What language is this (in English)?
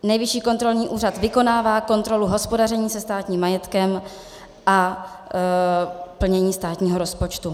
Czech